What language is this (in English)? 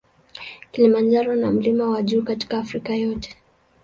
Swahili